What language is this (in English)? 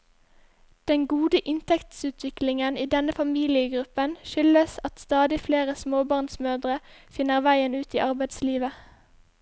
Norwegian